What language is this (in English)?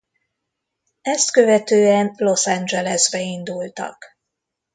Hungarian